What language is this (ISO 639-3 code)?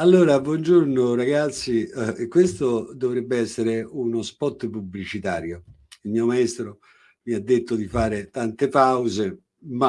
ita